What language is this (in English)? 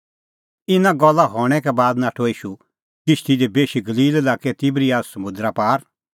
Kullu Pahari